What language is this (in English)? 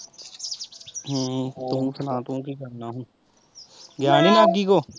Punjabi